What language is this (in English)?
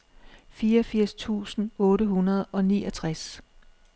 Danish